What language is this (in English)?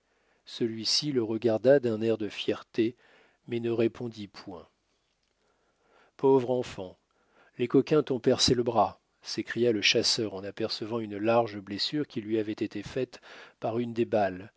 French